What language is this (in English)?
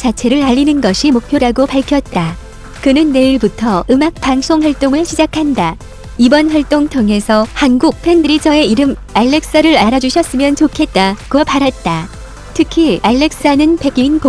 Korean